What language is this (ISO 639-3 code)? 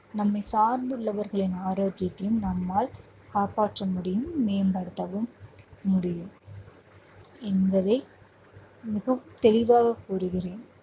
tam